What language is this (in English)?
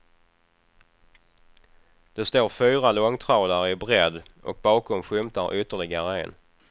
Swedish